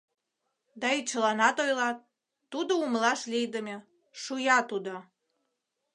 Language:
Mari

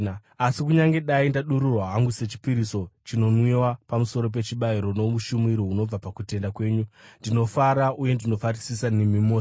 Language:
Shona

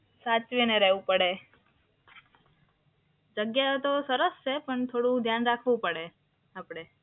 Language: Gujarati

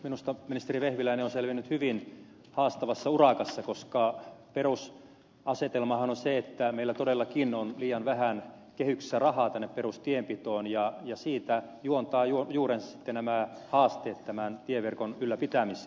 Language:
Finnish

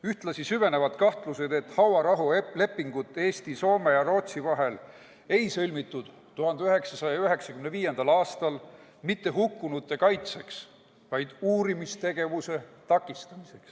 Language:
Estonian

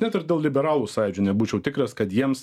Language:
Lithuanian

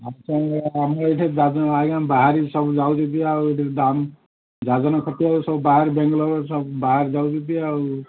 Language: Odia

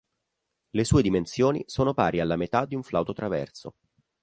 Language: Italian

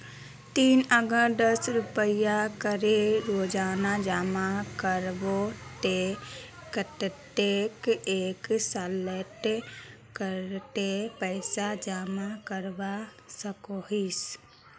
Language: Magahi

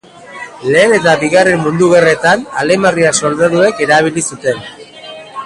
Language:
Basque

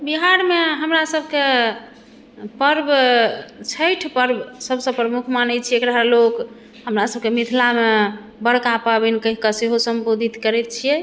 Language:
Maithili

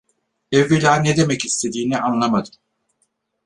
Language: Turkish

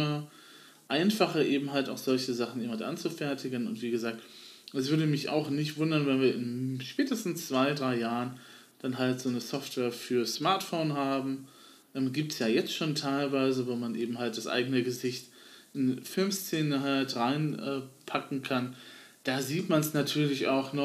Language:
German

